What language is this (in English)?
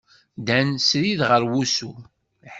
Kabyle